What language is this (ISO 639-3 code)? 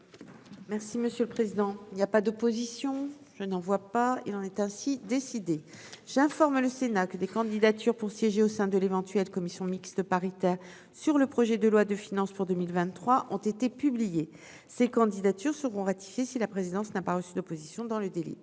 fra